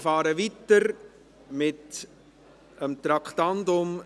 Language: Swiss German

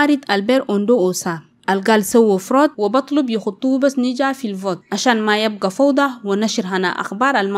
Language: Arabic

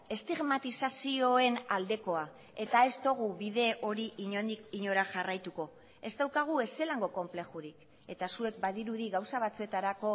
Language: Basque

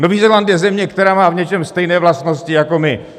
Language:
Czech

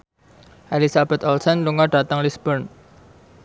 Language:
Javanese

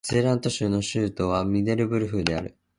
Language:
Japanese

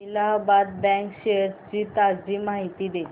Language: Marathi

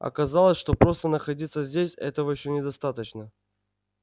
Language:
Russian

